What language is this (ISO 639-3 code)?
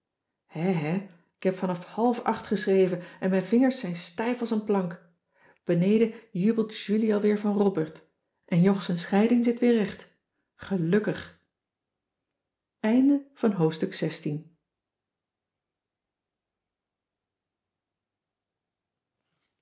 nld